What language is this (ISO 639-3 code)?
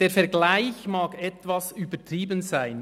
gsw